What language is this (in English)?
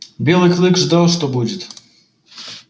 Russian